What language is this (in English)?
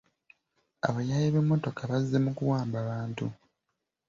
Ganda